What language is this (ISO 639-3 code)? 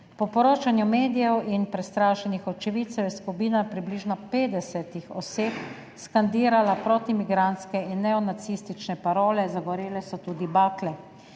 slv